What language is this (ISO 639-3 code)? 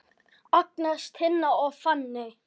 isl